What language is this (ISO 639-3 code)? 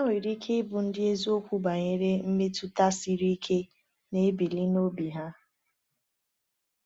ibo